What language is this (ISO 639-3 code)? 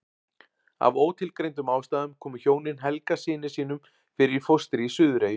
isl